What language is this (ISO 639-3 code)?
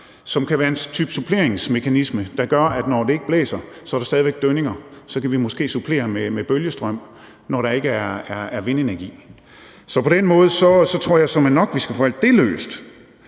dan